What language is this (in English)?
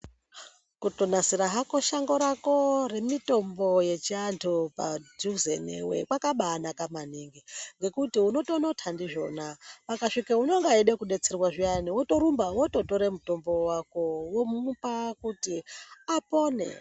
Ndau